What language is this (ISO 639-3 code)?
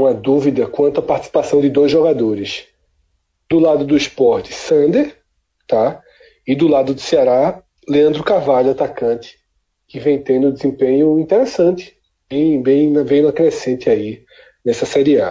por